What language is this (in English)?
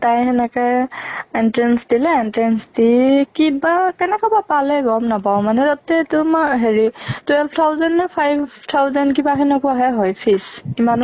Assamese